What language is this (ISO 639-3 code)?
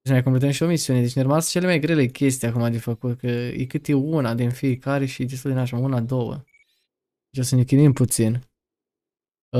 ron